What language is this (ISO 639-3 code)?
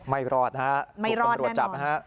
tha